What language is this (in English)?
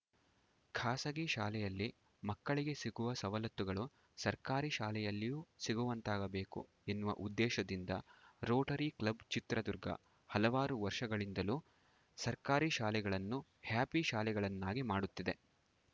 Kannada